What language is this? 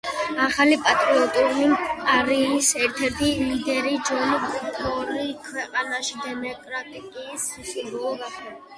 Georgian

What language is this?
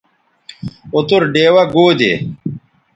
Bateri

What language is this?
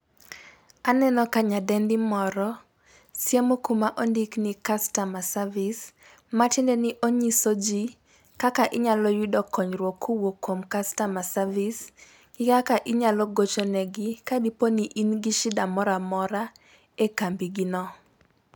Luo (Kenya and Tanzania)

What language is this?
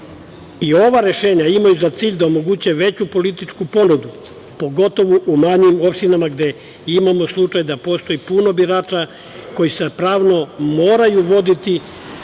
Serbian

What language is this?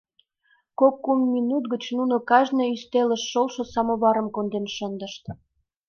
Mari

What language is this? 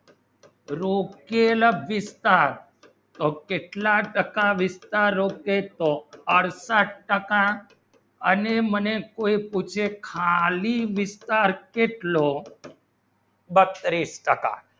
Gujarati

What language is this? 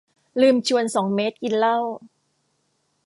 Thai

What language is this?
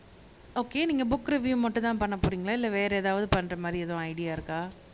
Tamil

